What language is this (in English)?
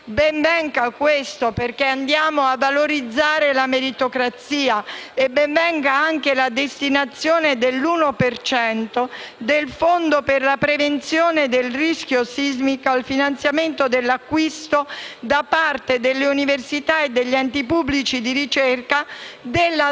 Italian